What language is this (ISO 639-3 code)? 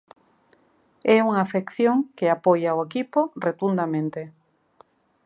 glg